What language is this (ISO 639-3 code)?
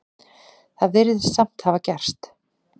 isl